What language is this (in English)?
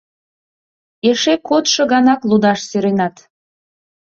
Mari